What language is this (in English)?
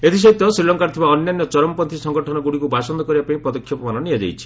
Odia